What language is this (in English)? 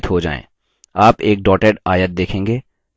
Hindi